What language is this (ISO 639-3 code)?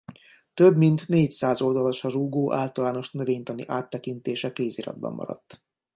hun